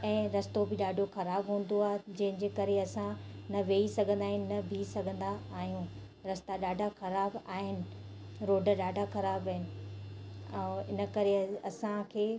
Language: Sindhi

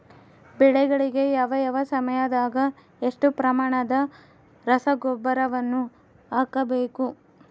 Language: Kannada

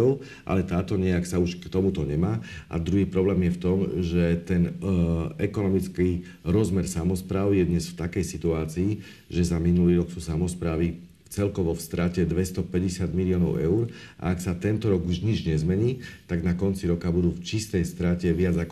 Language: Slovak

